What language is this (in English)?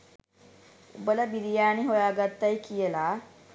Sinhala